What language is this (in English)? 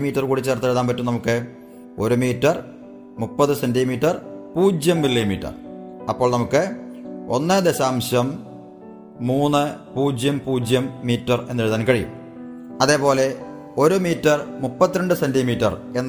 Malayalam